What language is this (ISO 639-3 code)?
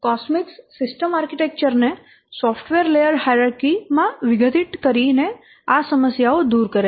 guj